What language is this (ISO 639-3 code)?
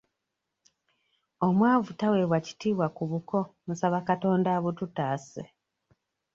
lug